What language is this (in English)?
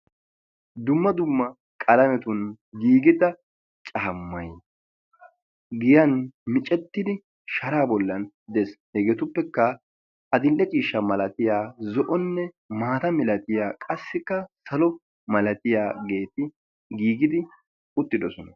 Wolaytta